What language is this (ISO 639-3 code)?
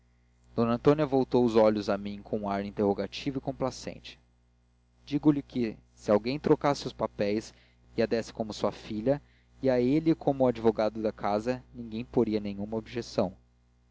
por